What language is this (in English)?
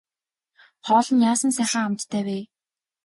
Mongolian